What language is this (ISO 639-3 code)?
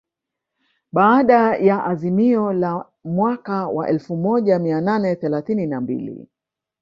swa